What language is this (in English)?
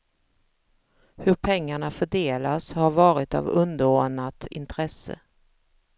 Swedish